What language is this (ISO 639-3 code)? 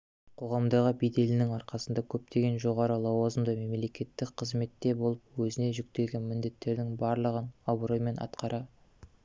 kaz